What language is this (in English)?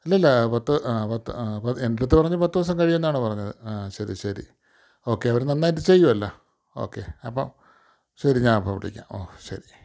Malayalam